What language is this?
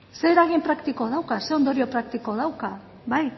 Basque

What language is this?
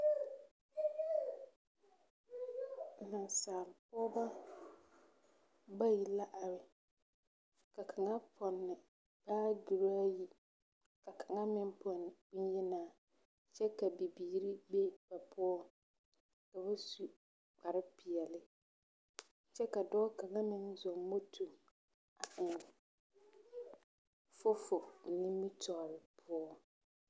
Southern Dagaare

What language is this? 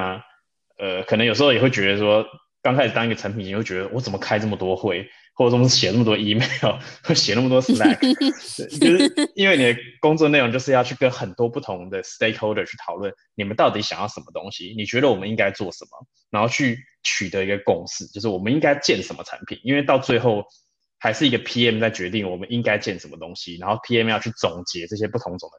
Chinese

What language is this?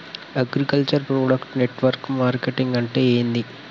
Telugu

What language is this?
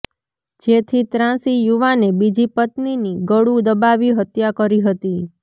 Gujarati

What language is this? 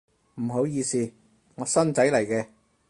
Cantonese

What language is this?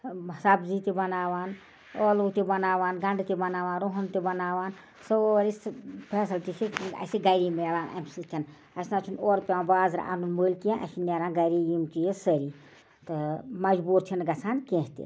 Kashmiri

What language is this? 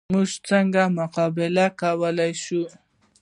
Pashto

